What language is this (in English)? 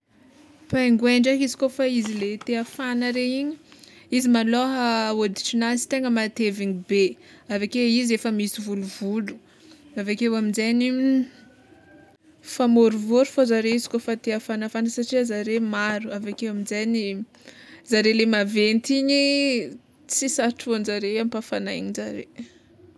Tsimihety Malagasy